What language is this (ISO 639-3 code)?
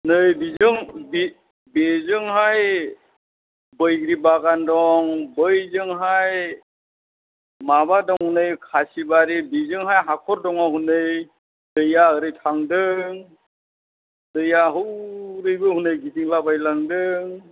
brx